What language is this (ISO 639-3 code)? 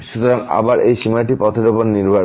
ben